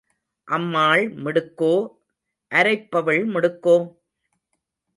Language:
Tamil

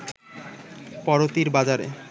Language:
Bangla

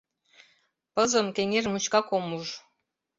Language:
Mari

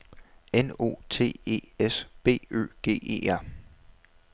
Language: Danish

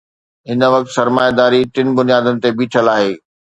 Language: Sindhi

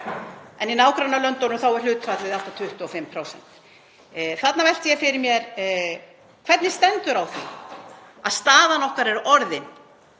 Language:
Icelandic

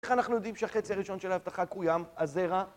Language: Hebrew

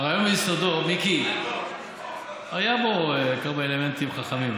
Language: Hebrew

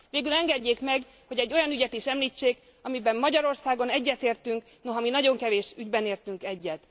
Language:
Hungarian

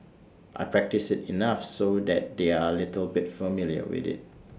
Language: English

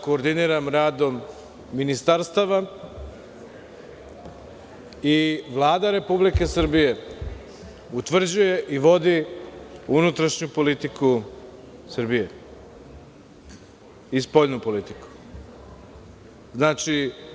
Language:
Serbian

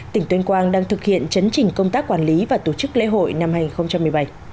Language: Vietnamese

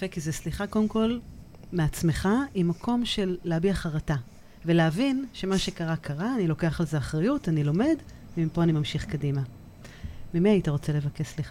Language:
Hebrew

